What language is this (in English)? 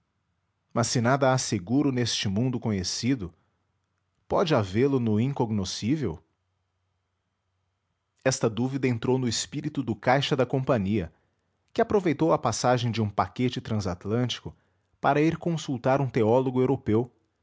Portuguese